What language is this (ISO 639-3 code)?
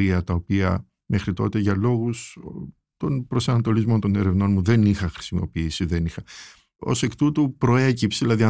ell